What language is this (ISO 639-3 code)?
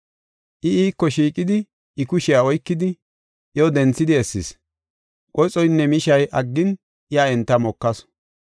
gof